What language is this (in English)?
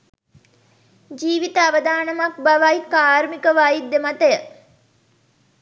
Sinhala